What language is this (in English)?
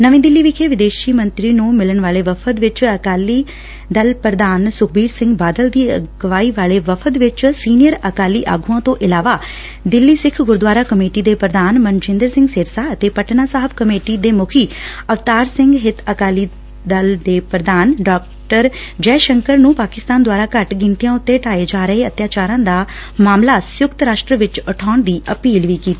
Punjabi